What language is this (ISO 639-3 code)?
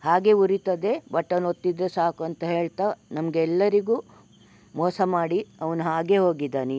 kan